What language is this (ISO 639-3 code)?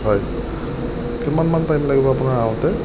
asm